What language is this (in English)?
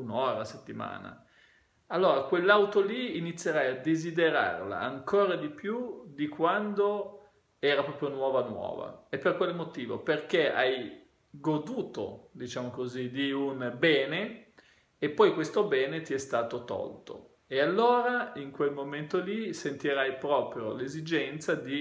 Italian